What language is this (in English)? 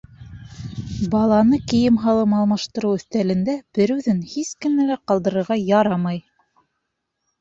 Bashkir